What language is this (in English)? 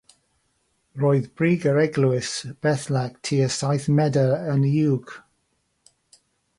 Welsh